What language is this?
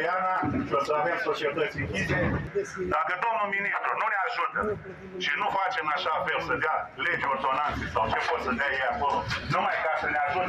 Romanian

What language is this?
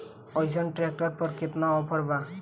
Bhojpuri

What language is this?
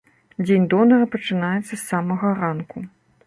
Belarusian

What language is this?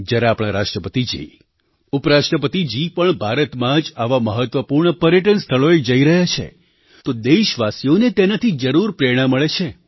Gujarati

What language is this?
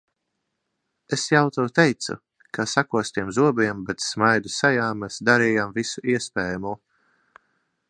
Latvian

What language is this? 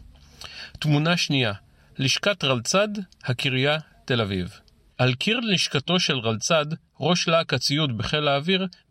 Hebrew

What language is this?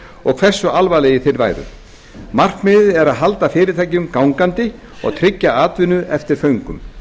Icelandic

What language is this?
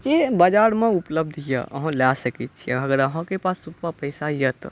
Maithili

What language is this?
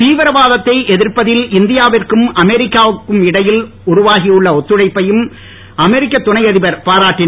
Tamil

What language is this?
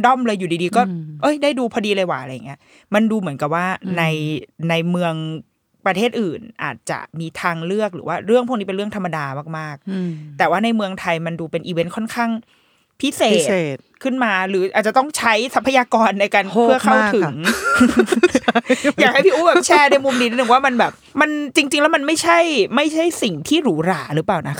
Thai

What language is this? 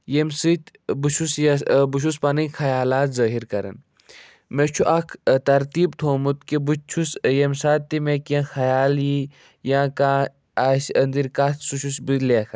Kashmiri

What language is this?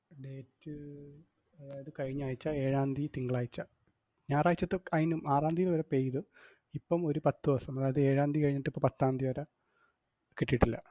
Malayalam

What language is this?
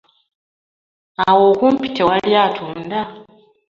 Ganda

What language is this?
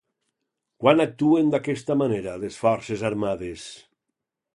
Catalan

